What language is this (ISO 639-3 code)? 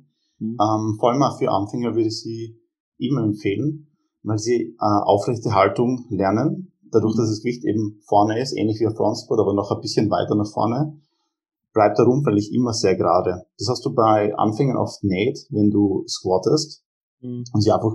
deu